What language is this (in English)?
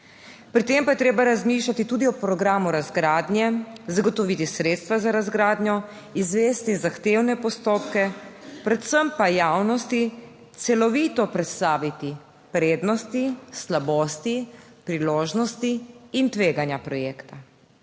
Slovenian